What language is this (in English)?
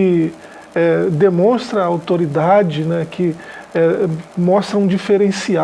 Portuguese